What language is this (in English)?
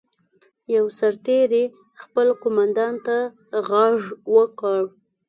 Pashto